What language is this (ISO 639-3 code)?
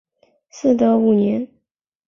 zho